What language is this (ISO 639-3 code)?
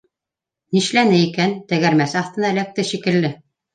bak